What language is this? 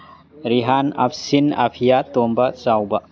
Manipuri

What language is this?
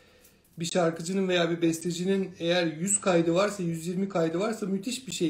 Turkish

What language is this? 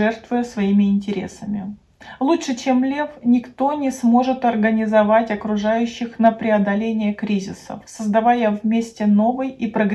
Russian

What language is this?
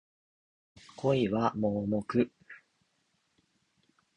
Japanese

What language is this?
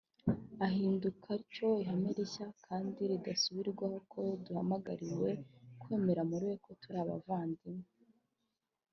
Kinyarwanda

